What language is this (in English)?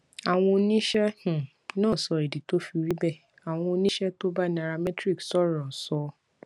Yoruba